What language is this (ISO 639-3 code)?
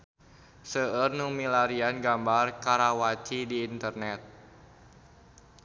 sun